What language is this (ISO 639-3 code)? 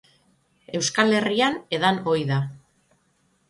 eus